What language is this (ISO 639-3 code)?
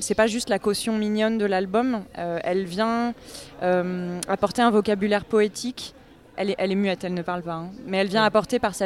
fra